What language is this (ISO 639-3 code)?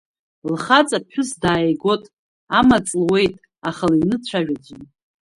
abk